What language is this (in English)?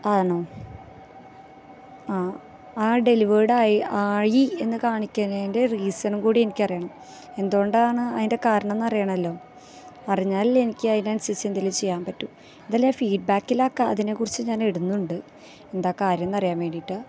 Malayalam